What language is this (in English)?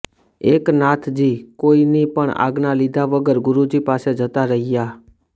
Gujarati